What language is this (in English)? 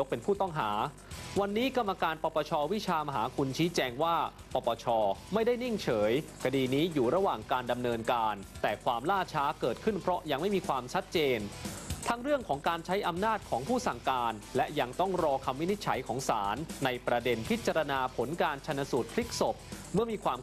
Thai